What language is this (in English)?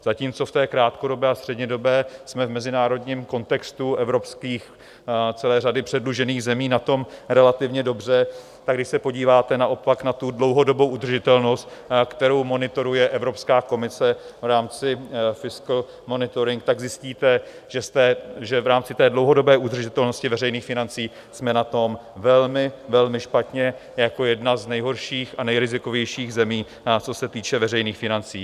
Czech